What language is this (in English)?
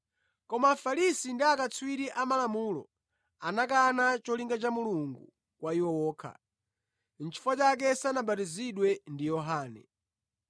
Nyanja